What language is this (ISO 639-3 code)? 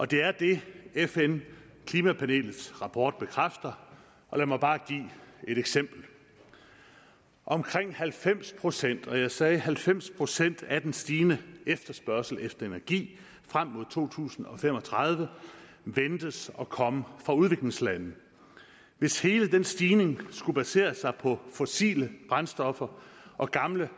dan